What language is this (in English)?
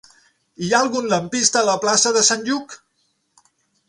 Catalan